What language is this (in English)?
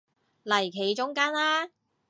Cantonese